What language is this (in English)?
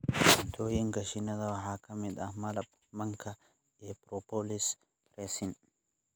Somali